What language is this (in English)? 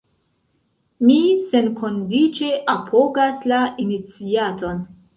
Esperanto